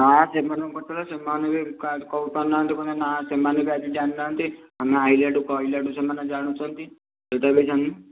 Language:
Odia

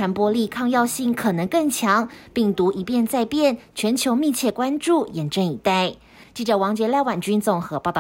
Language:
Chinese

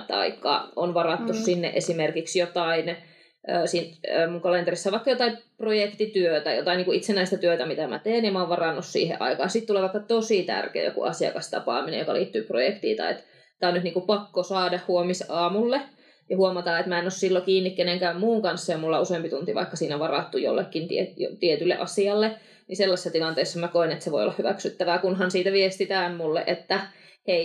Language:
Finnish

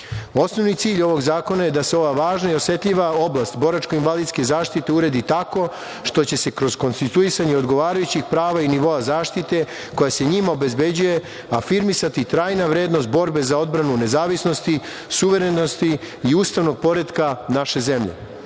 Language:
Serbian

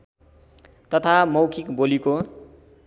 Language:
Nepali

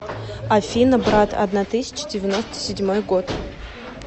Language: Russian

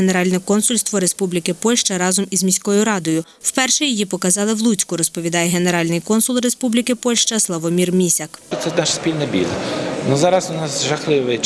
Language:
Ukrainian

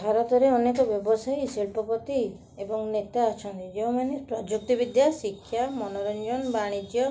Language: Odia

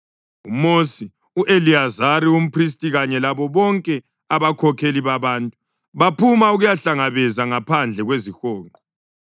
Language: North Ndebele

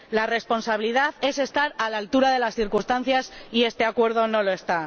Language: Spanish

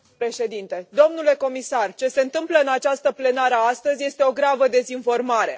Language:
Romanian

